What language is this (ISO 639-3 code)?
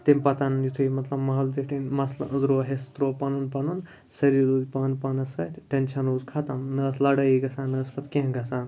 kas